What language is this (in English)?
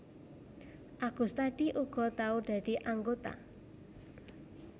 Javanese